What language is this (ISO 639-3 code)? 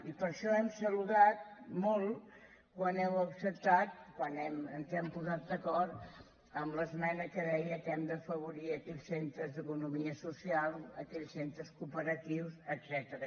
cat